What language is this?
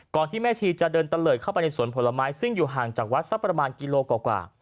Thai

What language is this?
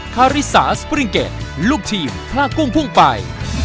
Thai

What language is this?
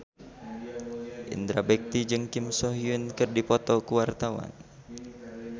Sundanese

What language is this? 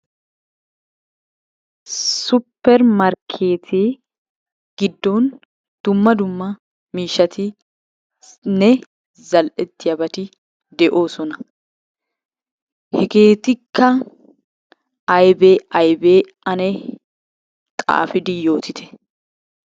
Wolaytta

